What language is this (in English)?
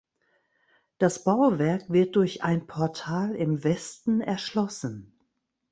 German